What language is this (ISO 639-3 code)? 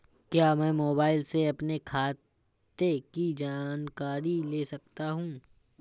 hin